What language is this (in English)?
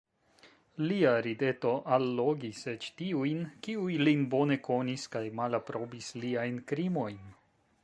Esperanto